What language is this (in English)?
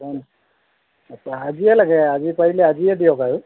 Assamese